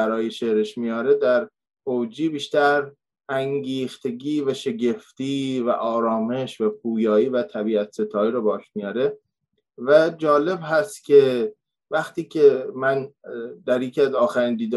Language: Persian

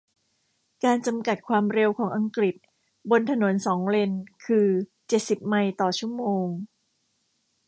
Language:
Thai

